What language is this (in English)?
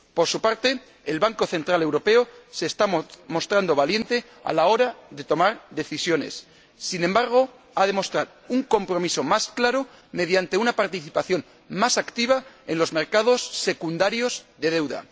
Spanish